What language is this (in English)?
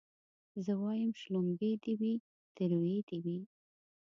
Pashto